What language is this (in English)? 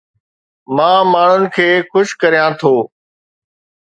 Sindhi